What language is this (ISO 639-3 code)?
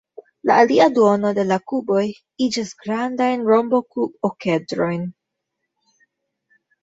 epo